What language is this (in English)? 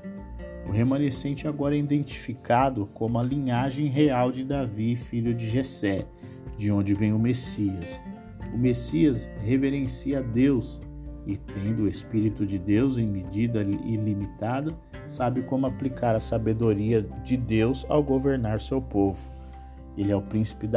Portuguese